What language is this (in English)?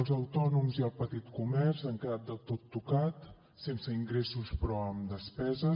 Catalan